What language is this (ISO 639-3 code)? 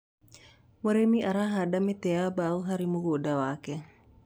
kik